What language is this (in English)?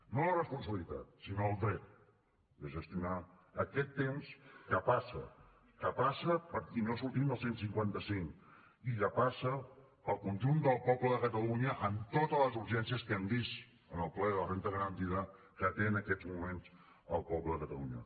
Catalan